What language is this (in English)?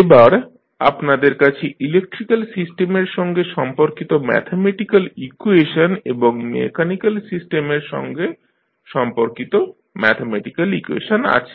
Bangla